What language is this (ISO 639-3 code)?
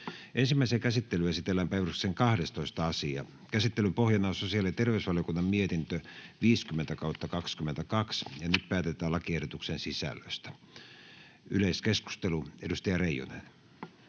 fin